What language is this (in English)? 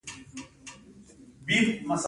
Pashto